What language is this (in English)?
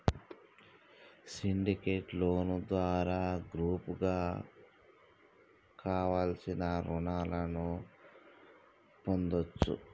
Telugu